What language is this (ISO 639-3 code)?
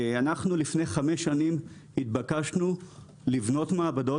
heb